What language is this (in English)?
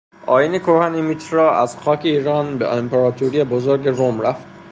Persian